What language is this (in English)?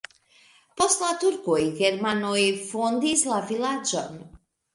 Esperanto